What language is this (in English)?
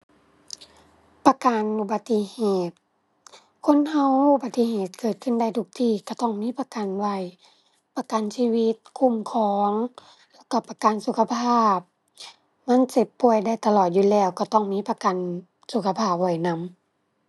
Thai